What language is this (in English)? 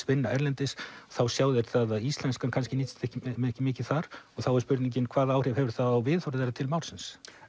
Icelandic